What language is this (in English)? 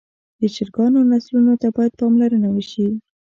Pashto